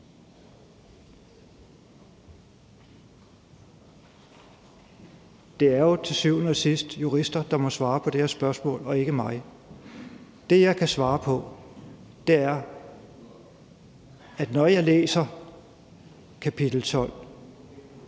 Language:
Danish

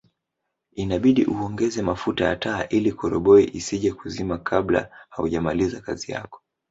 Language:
Swahili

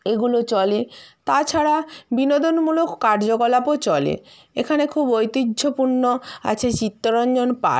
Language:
Bangla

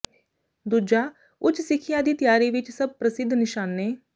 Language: Punjabi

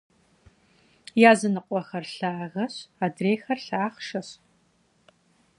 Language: Kabardian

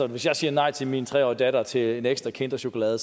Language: Danish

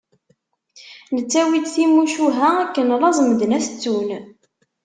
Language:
Kabyle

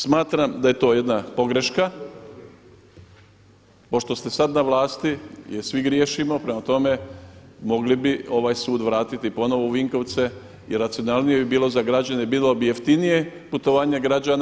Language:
Croatian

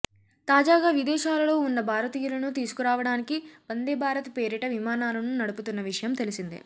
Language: Telugu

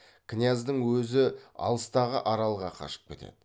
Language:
Kazakh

